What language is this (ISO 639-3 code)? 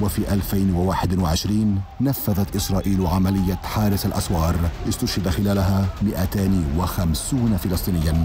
ara